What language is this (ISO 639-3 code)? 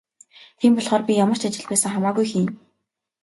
mon